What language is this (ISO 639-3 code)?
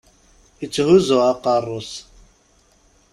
kab